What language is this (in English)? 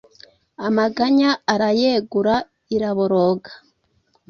Kinyarwanda